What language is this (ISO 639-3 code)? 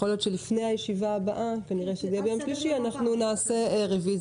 heb